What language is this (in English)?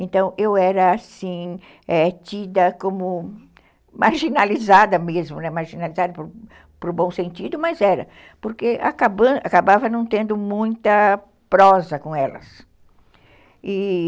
Portuguese